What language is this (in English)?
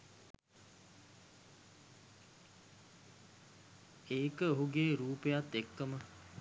Sinhala